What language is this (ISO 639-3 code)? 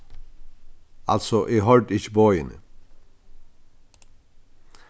fao